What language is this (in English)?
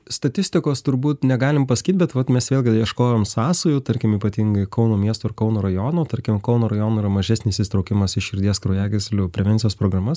Lithuanian